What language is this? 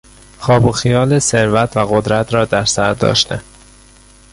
Persian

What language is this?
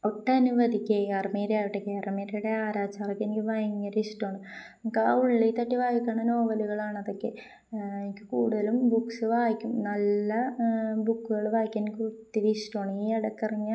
Malayalam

